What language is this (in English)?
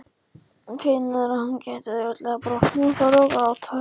Icelandic